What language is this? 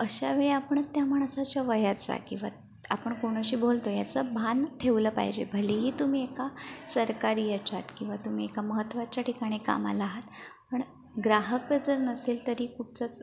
Marathi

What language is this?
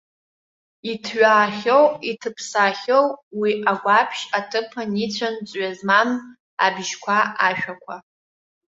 Abkhazian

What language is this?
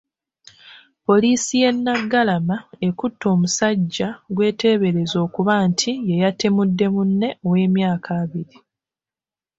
Ganda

